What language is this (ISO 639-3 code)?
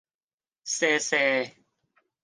yue